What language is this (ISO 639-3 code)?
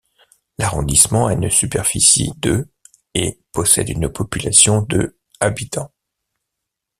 fra